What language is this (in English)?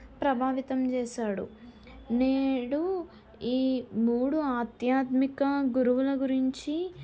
Telugu